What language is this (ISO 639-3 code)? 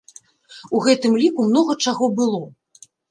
bel